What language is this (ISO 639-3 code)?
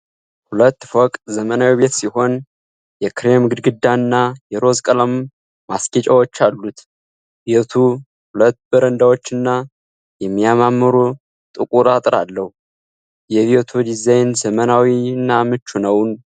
amh